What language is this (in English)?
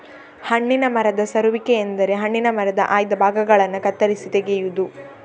Kannada